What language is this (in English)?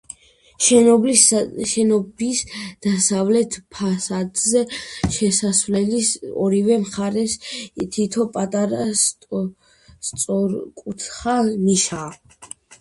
Georgian